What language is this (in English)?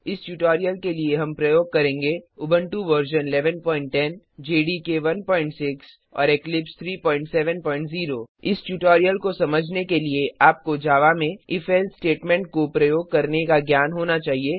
Hindi